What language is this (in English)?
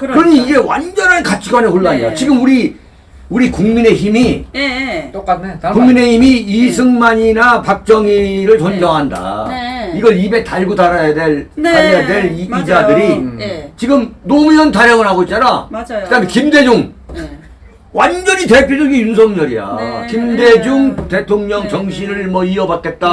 Korean